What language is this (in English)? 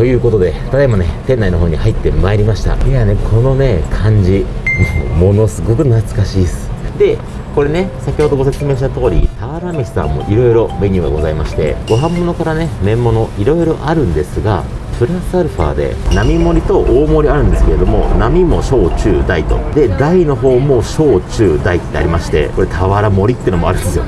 Japanese